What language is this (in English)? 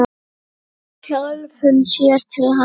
Icelandic